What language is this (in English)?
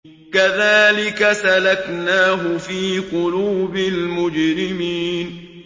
Arabic